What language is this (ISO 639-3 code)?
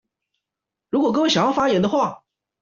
zho